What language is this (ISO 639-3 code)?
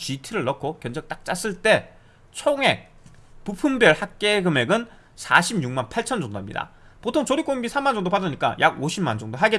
kor